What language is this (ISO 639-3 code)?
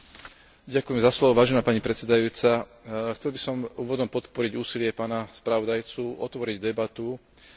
slk